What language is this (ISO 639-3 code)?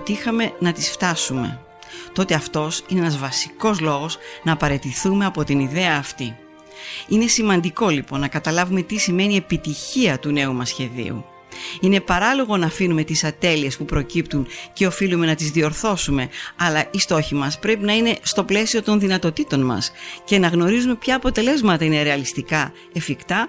ell